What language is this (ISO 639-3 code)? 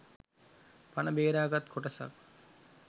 sin